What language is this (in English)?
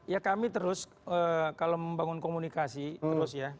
Indonesian